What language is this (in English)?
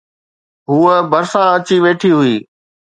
Sindhi